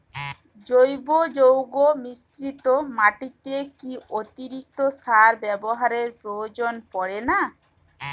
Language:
Bangla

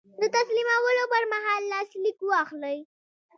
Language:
Pashto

